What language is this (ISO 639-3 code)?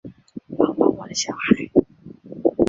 zho